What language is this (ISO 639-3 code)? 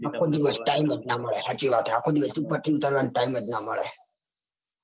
guj